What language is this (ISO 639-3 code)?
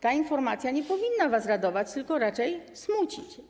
pol